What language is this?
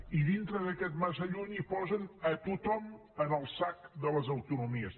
Catalan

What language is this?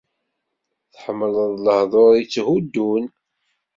Kabyle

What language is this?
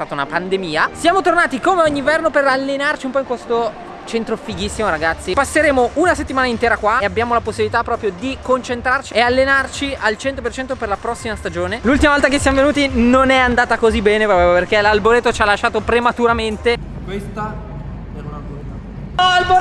Italian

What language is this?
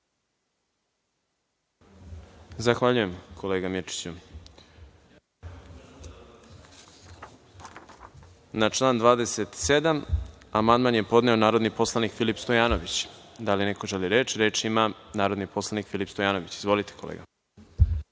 Serbian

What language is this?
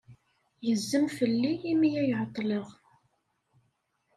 Kabyle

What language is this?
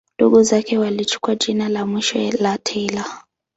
Swahili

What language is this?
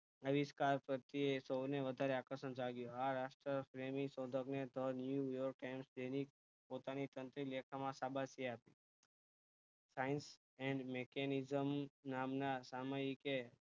Gujarati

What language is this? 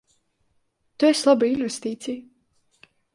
Latvian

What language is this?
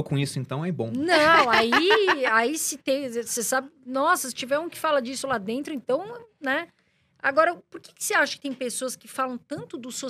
Portuguese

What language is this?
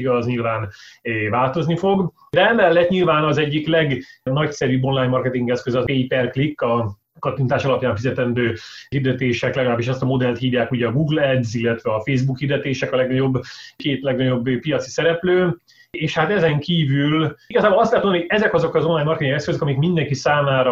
Hungarian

